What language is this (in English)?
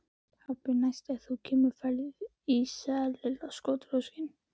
Icelandic